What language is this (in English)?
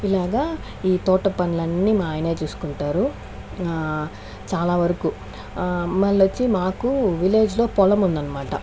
Telugu